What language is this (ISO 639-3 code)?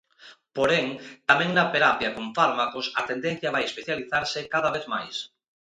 glg